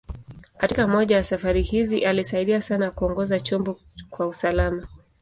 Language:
Swahili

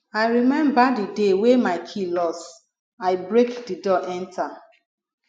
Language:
Nigerian Pidgin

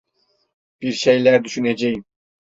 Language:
Turkish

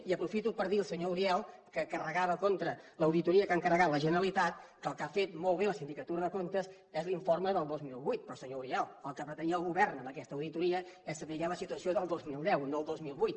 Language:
Catalan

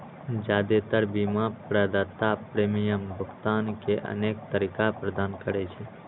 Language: Maithili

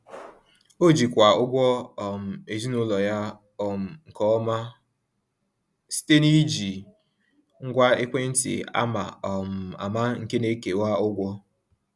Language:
Igbo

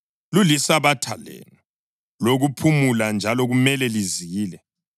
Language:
North Ndebele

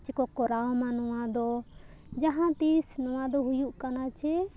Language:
Santali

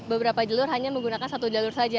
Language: Indonesian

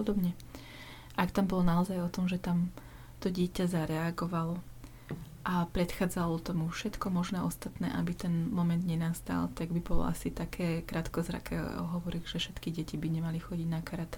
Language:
Slovak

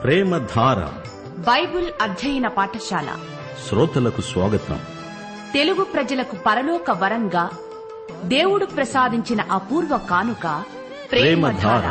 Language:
Telugu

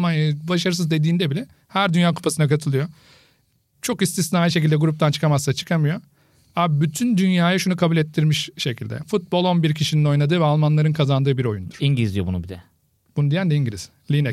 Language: Turkish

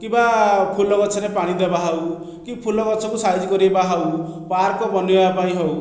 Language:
Odia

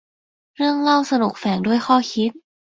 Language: Thai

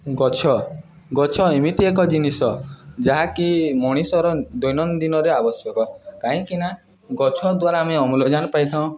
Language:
Odia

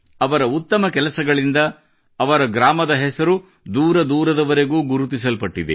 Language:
Kannada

